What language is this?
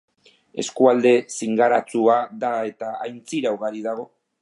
Basque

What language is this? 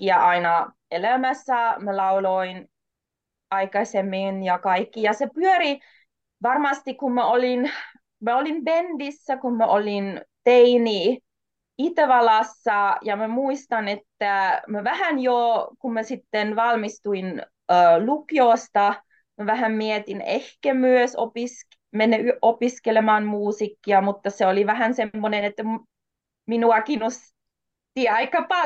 Finnish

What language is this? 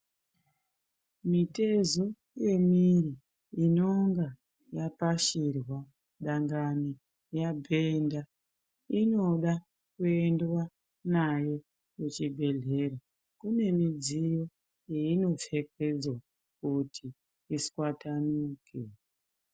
Ndau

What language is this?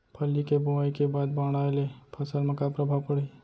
Chhattisgarhi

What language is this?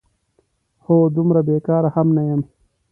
Pashto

